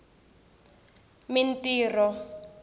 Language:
Tsonga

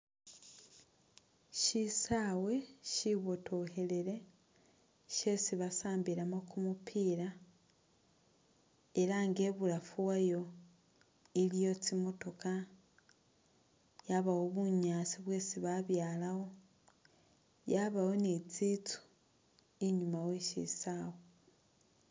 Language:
Masaaba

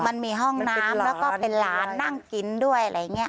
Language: Thai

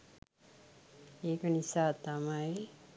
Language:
Sinhala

